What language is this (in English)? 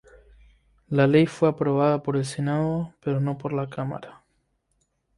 Spanish